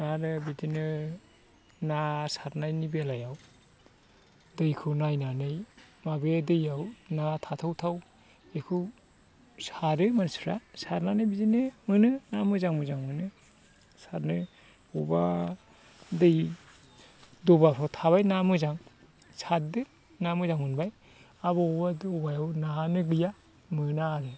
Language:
Bodo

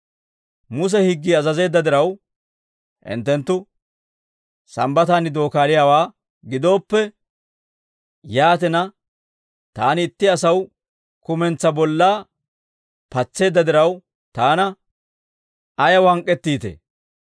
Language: Dawro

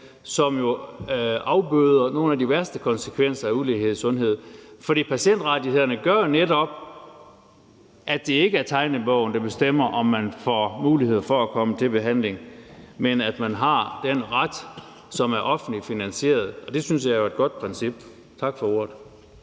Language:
Danish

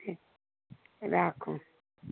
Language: Maithili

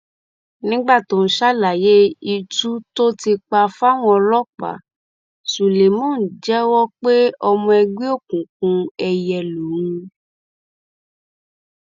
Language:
Yoruba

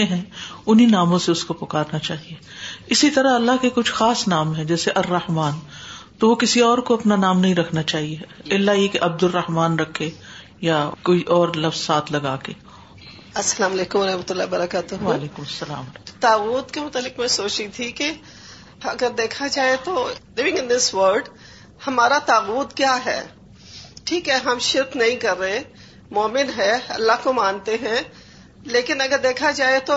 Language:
Urdu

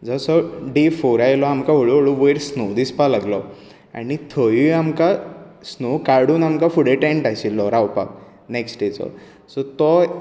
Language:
Konkani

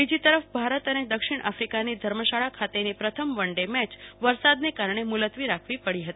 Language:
Gujarati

